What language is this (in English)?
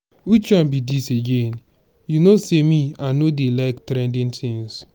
Nigerian Pidgin